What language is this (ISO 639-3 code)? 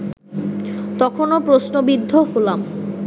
ben